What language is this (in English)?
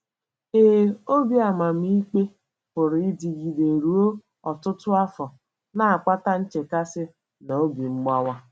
Igbo